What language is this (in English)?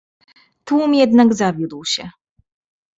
Polish